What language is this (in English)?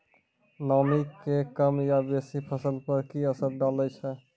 Maithili